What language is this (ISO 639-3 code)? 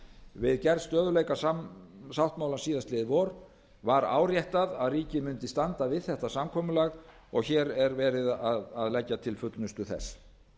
isl